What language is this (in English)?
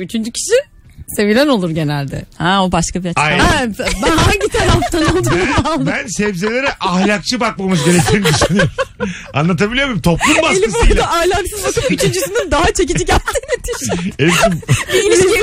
Turkish